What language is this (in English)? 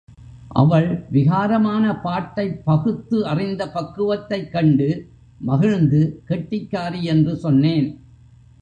Tamil